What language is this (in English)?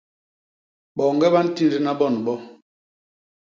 Basaa